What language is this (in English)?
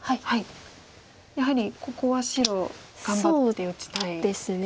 Japanese